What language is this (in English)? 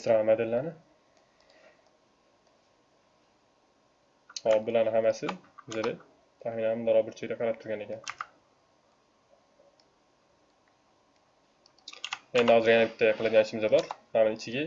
Turkish